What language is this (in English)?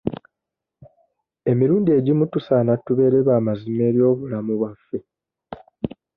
Ganda